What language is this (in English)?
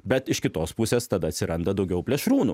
Lithuanian